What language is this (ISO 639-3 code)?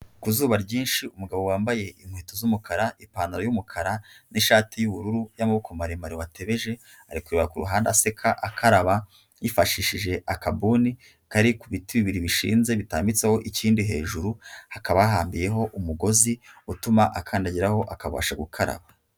kin